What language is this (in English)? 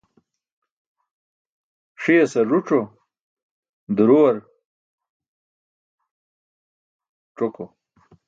Burushaski